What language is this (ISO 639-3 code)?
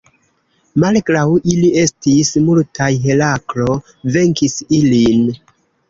epo